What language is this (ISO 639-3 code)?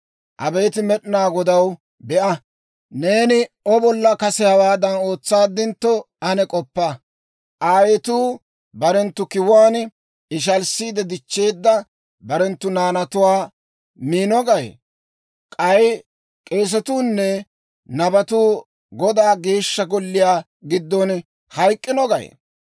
dwr